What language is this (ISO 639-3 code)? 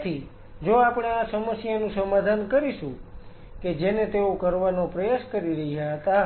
guj